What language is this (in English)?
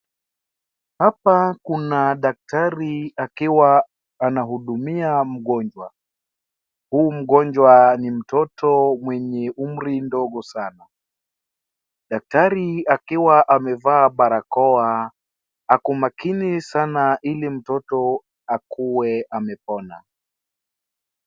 Swahili